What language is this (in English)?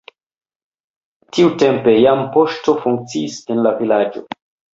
Esperanto